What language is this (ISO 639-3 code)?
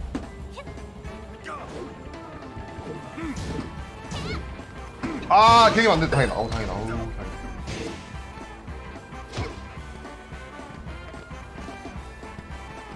jpn